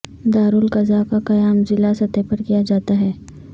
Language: Urdu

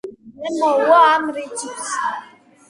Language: Georgian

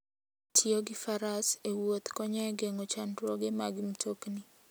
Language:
Luo (Kenya and Tanzania)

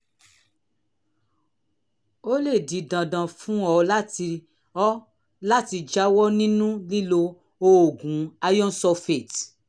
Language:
Yoruba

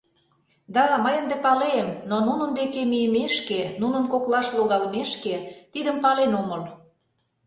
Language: Mari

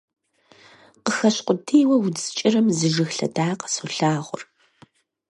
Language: Kabardian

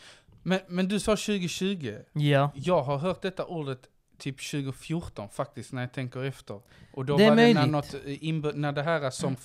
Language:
Swedish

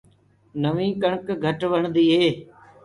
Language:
Gurgula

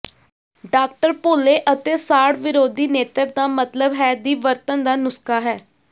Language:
Punjabi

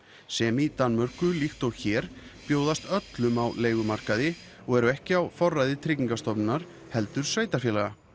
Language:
Icelandic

